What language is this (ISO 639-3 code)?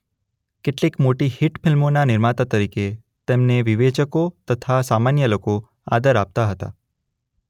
guj